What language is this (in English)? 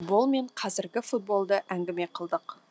Kazakh